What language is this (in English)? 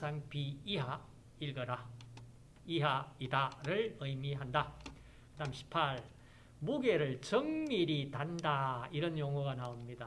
Korean